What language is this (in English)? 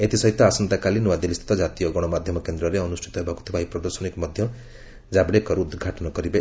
Odia